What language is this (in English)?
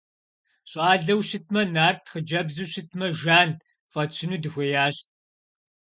Kabardian